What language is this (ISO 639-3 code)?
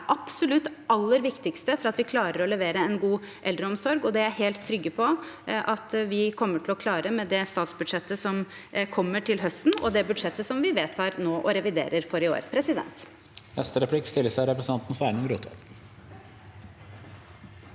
nor